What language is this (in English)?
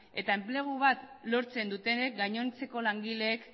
Basque